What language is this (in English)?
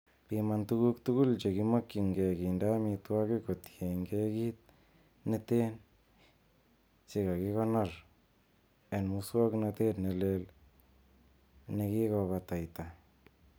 Kalenjin